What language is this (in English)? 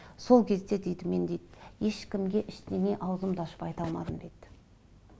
Kazakh